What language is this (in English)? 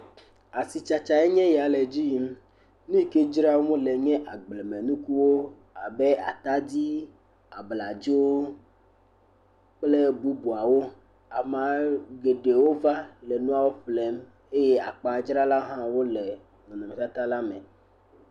Ewe